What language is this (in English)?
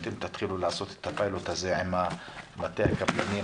Hebrew